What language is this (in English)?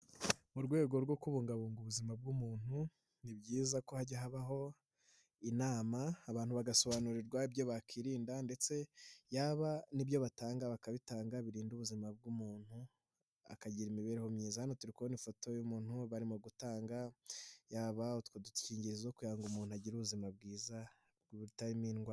Kinyarwanda